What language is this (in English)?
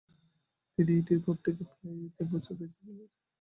Bangla